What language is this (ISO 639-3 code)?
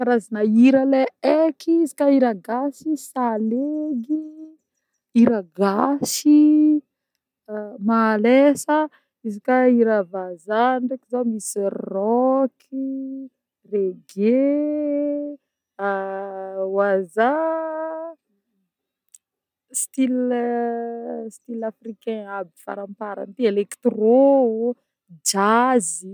bmm